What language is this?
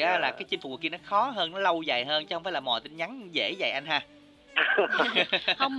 Vietnamese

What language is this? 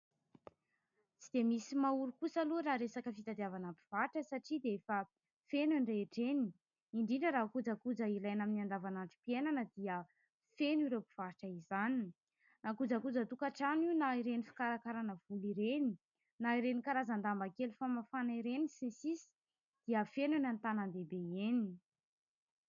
Malagasy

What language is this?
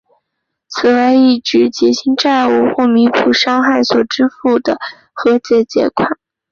Chinese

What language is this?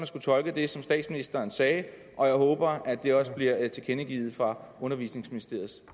Danish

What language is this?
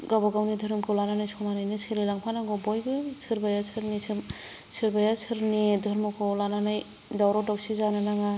Bodo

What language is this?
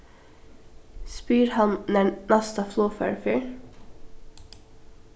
Faroese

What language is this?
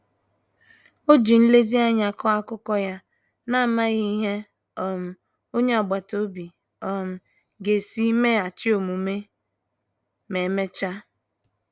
Igbo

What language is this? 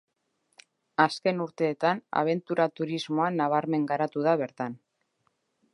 Basque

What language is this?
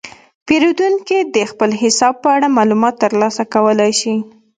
Pashto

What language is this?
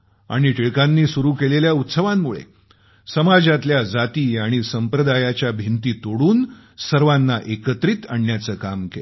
Marathi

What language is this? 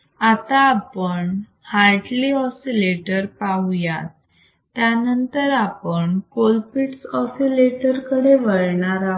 Marathi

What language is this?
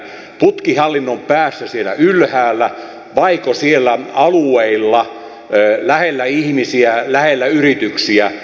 Finnish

